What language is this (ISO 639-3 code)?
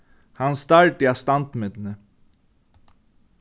fao